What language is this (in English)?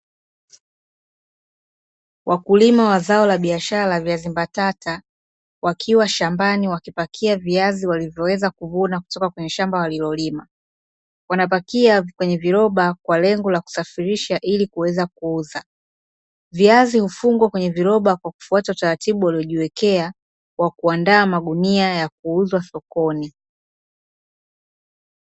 Swahili